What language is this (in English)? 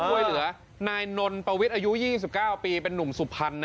Thai